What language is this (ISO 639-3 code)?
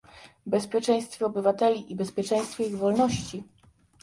pol